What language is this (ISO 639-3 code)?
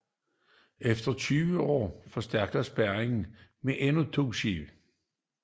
dan